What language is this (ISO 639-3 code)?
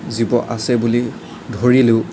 asm